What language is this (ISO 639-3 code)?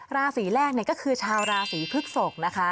tha